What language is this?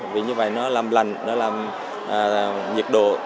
Vietnamese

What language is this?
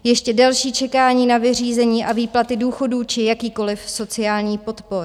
Czech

